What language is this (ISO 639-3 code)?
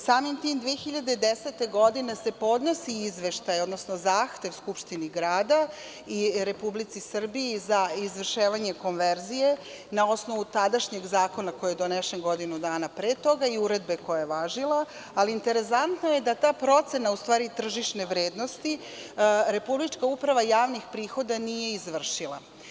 srp